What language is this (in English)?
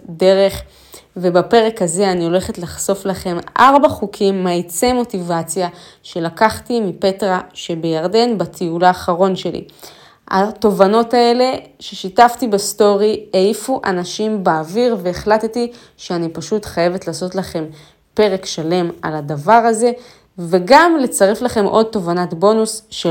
Hebrew